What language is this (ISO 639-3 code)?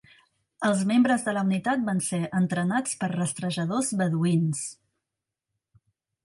cat